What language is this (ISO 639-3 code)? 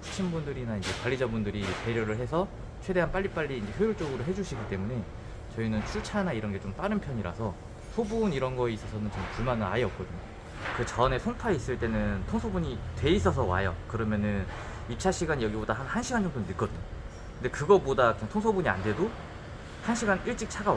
kor